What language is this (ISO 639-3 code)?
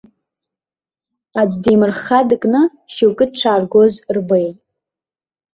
abk